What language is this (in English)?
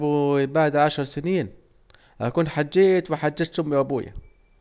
Saidi Arabic